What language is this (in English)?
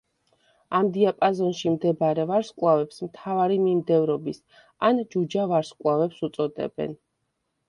Georgian